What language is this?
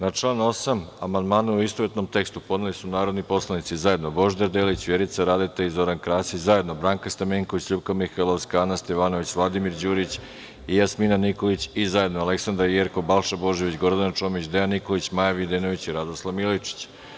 Serbian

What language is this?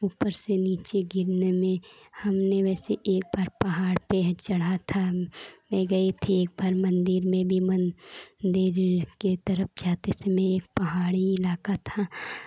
Hindi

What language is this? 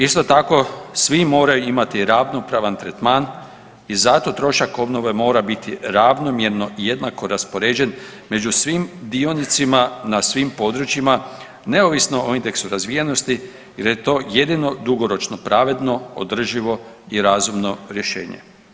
Croatian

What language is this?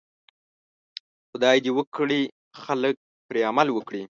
Pashto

